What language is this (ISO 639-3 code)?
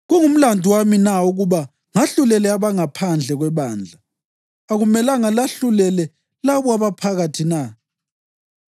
nde